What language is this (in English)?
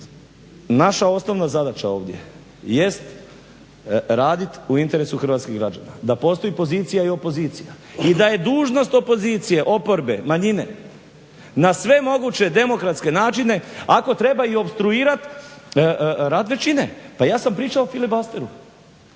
Croatian